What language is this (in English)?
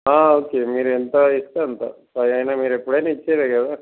Telugu